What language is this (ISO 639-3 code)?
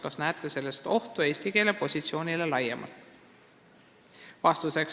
est